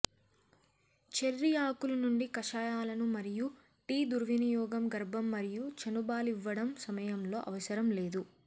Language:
Telugu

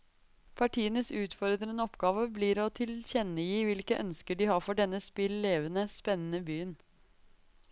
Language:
Norwegian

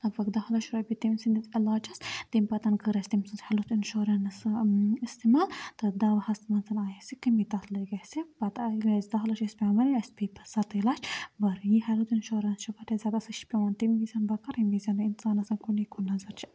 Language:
Kashmiri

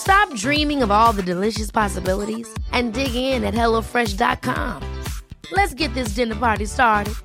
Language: Swedish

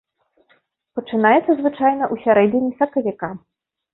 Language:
Belarusian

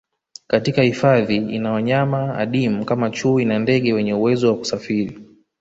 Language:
Swahili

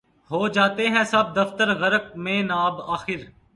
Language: Urdu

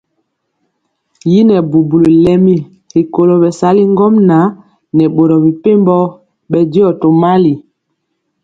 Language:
Mpiemo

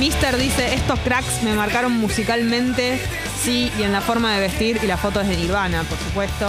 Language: Spanish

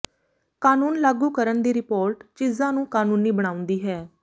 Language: Punjabi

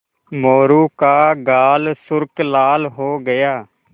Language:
Hindi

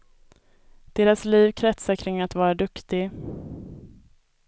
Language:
Swedish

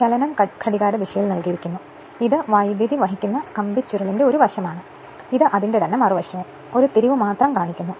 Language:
Malayalam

